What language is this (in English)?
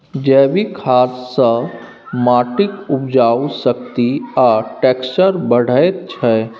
Maithili